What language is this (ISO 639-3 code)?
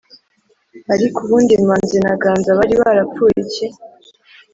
kin